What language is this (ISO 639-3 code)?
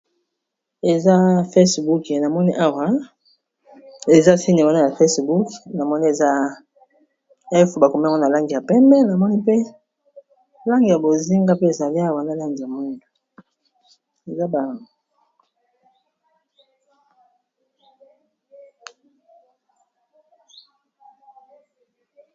lin